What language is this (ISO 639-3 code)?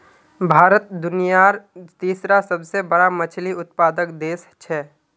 mag